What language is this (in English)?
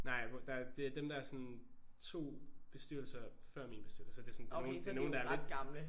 Danish